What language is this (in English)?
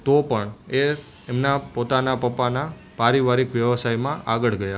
Gujarati